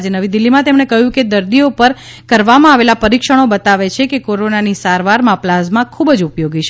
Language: Gujarati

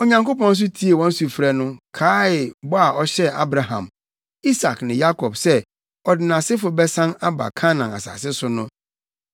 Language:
Akan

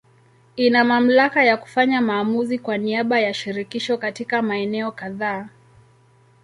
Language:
Swahili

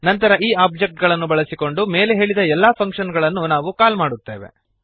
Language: Kannada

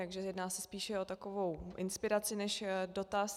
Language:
Czech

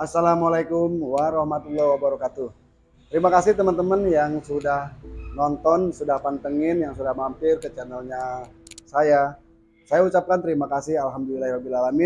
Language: Indonesian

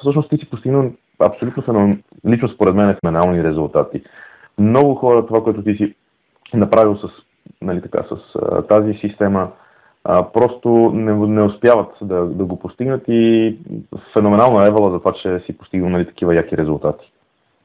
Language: Bulgarian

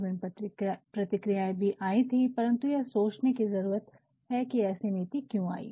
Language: Hindi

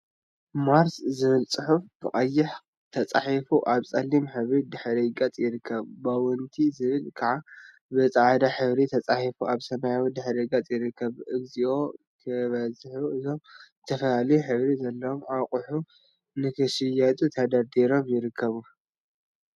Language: Tigrinya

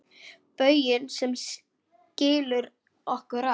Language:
Icelandic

